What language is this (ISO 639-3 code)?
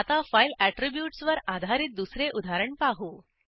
mar